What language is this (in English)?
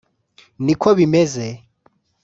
Kinyarwanda